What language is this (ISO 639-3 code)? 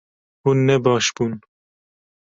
kur